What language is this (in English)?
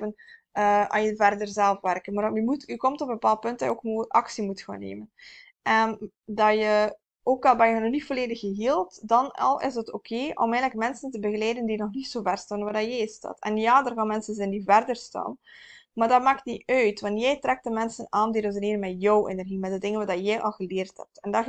Dutch